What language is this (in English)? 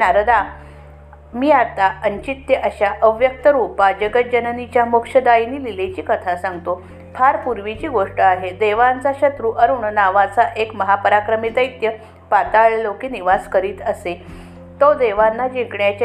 Marathi